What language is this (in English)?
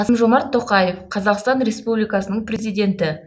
Kazakh